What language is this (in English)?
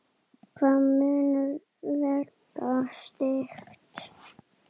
Icelandic